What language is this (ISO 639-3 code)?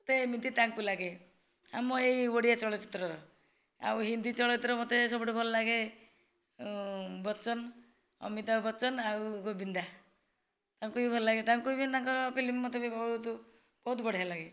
ori